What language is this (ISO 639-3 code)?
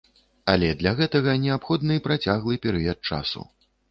bel